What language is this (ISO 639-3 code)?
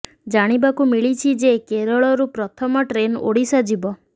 ori